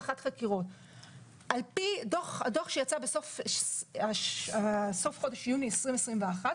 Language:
Hebrew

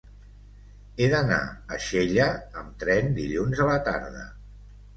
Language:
Catalan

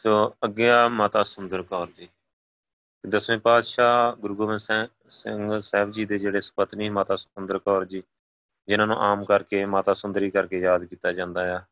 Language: Punjabi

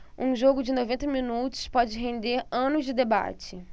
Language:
Portuguese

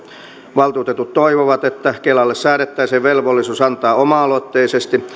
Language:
Finnish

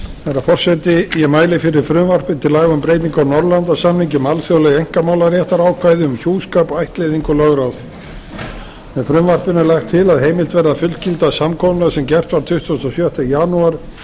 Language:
Icelandic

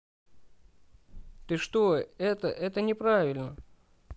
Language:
Russian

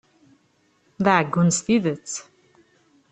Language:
Kabyle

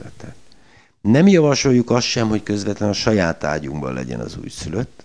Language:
Hungarian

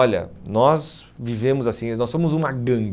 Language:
Portuguese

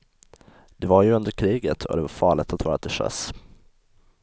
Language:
Swedish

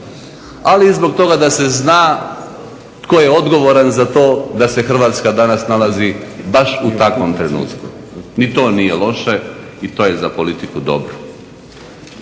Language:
Croatian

